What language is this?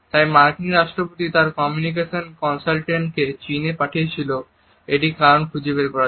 Bangla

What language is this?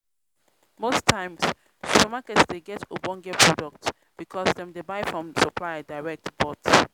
Nigerian Pidgin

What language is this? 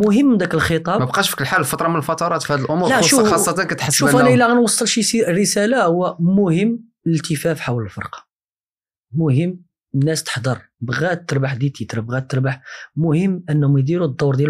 Arabic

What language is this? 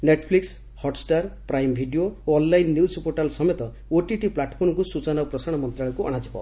Odia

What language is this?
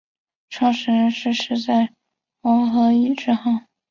Chinese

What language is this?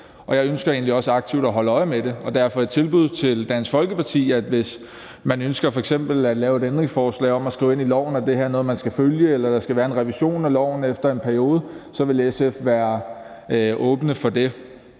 Danish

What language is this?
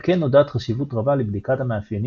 Hebrew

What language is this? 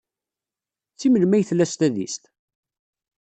Kabyle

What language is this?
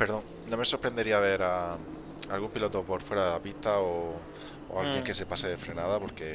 Spanish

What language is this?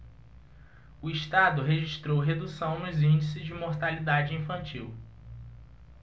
Portuguese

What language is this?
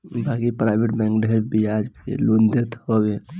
Bhojpuri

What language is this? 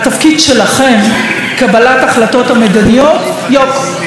Hebrew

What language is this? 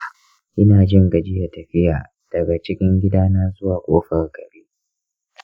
Hausa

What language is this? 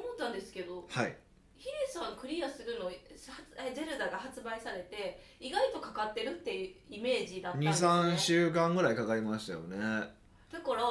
Japanese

